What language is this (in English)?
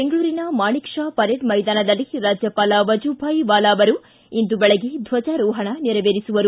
Kannada